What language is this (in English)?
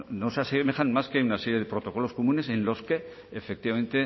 Spanish